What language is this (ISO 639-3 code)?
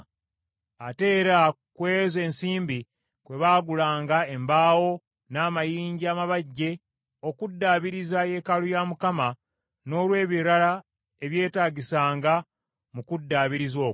lug